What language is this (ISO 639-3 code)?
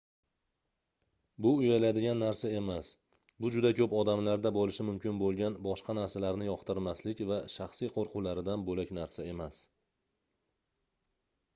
uzb